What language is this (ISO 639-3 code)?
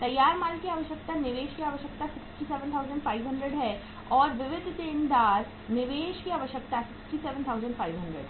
hin